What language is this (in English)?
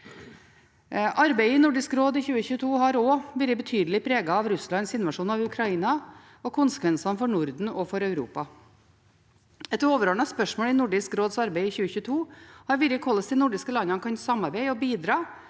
Norwegian